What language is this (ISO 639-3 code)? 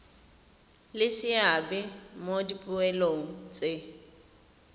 tsn